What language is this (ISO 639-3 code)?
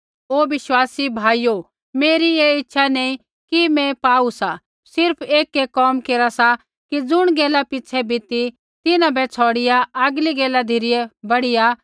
kfx